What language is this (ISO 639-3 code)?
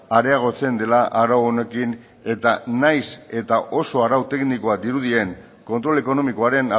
eus